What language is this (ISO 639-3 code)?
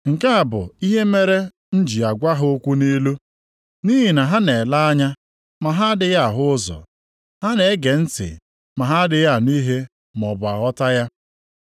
ibo